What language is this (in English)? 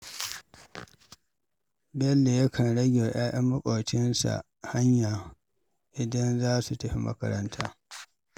Hausa